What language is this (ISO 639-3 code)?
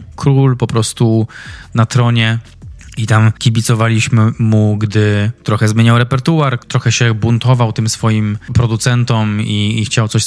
pol